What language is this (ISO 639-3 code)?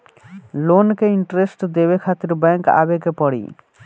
bho